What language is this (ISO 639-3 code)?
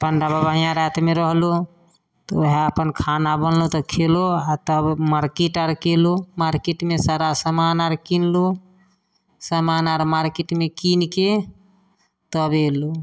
mai